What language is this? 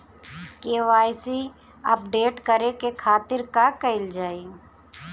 Bhojpuri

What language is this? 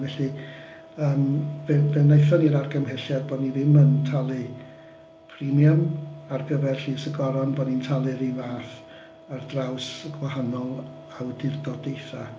Welsh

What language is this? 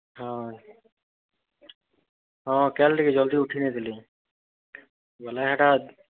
Odia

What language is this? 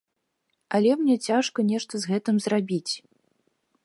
Belarusian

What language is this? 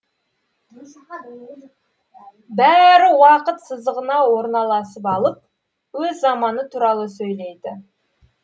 Kazakh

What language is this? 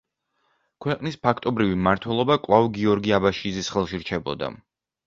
Georgian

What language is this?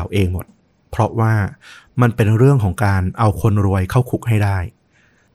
Thai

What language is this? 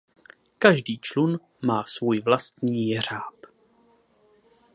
Czech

